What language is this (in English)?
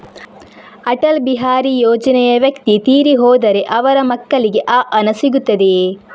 Kannada